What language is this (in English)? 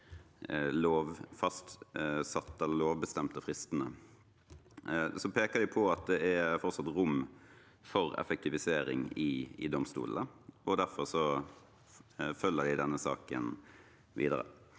Norwegian